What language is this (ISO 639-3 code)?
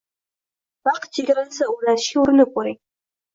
uzb